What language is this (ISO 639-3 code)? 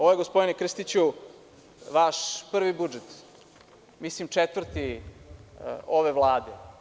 srp